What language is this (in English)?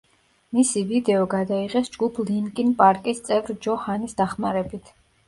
Georgian